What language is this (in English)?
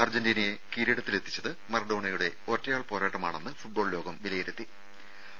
Malayalam